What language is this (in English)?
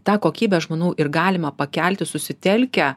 Lithuanian